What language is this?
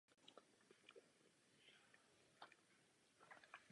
Czech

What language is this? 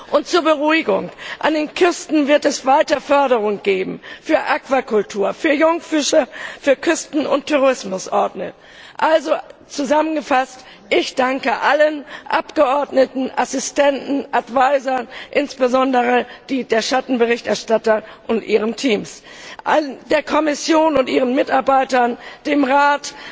German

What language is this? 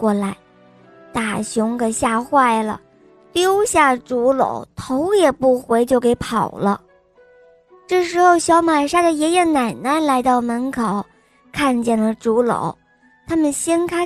Chinese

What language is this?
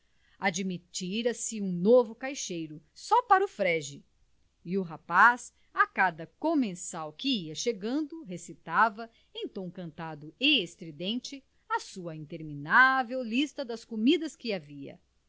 Portuguese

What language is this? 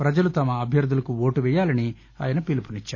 Telugu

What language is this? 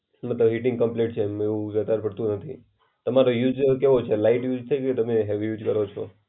Gujarati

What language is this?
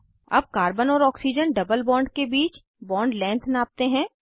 Hindi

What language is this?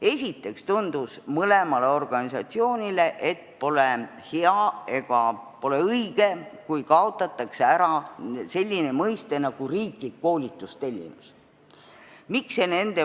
Estonian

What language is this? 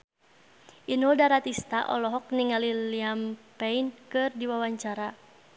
Sundanese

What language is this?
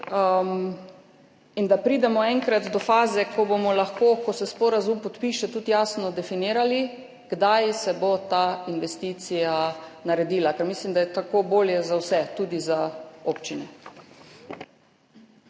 Slovenian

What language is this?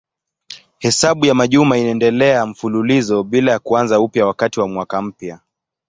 Swahili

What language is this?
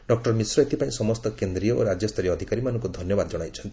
Odia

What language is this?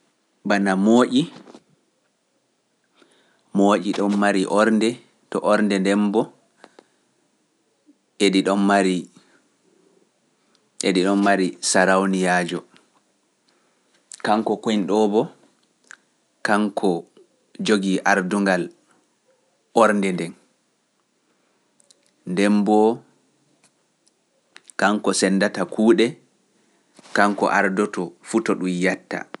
Pular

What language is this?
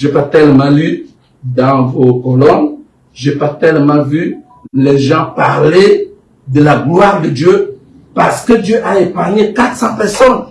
French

